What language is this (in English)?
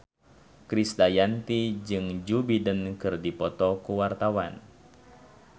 Sundanese